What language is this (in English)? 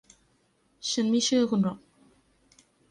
Thai